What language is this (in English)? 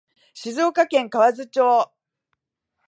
Japanese